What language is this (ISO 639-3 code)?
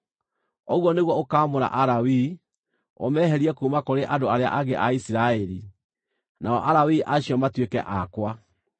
kik